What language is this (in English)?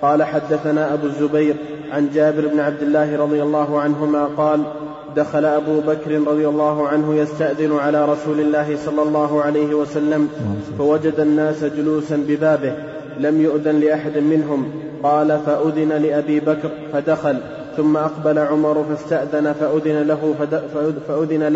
Arabic